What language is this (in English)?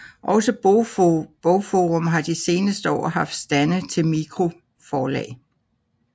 Danish